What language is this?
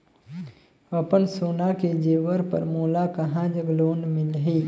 Chhattisgarhi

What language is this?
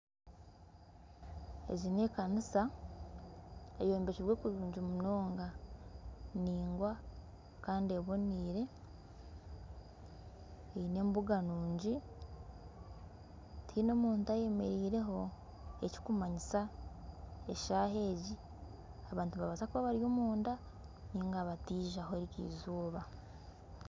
Nyankole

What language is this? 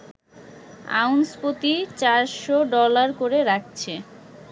Bangla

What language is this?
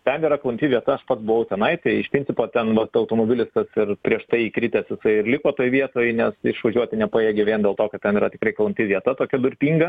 Lithuanian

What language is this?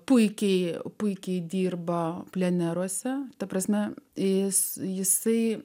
Lithuanian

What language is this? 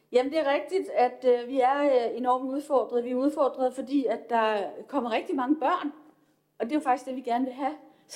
Danish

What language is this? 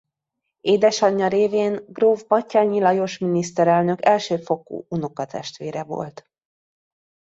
Hungarian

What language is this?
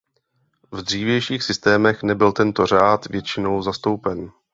Czech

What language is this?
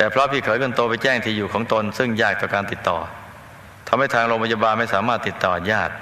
Thai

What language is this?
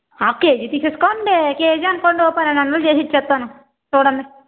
Telugu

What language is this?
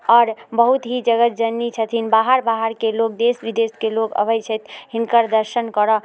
Maithili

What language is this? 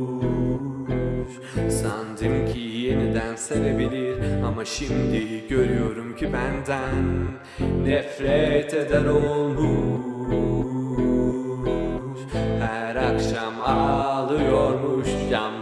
Turkish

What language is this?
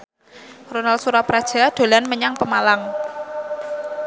Javanese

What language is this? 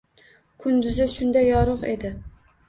Uzbek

